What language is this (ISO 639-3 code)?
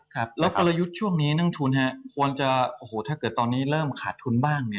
tha